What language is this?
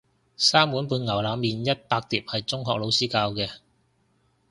Cantonese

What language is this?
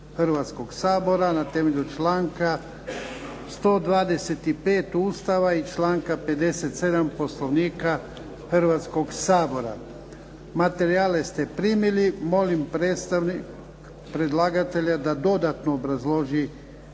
Croatian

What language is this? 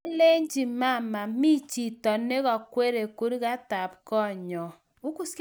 Kalenjin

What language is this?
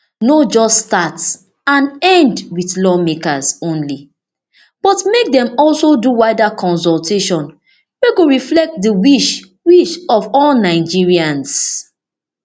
Nigerian Pidgin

